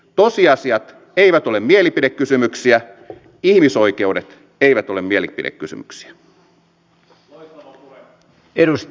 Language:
Finnish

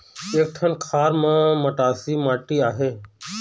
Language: Chhattisgarhi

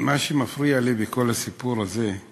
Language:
Hebrew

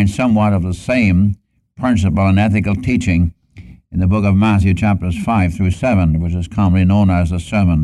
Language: English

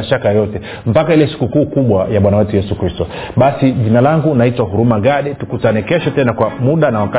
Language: Swahili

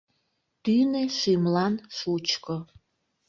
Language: Mari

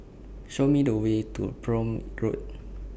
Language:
English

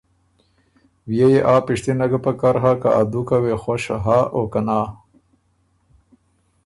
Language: Ormuri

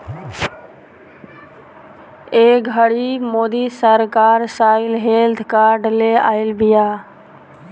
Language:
Bhojpuri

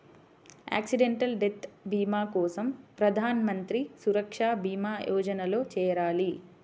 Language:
Telugu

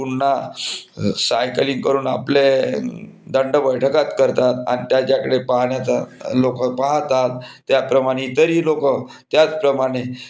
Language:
Marathi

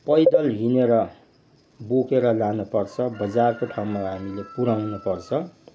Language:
Nepali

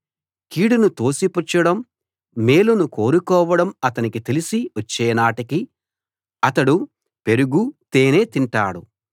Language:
Telugu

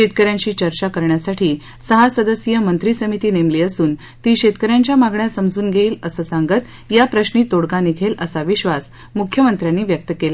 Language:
Marathi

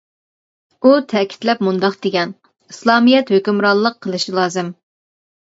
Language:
Uyghur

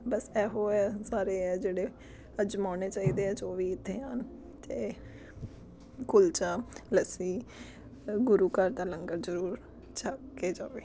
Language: Punjabi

